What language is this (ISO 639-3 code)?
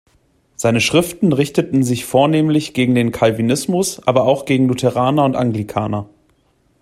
deu